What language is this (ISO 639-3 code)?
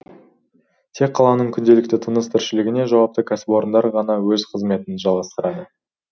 kaz